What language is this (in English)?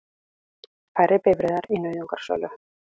Icelandic